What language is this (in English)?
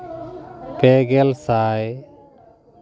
Santali